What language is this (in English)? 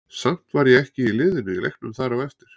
Icelandic